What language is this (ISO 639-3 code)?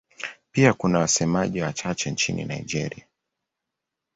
swa